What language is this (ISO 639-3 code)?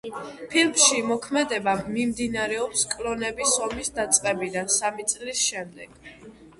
kat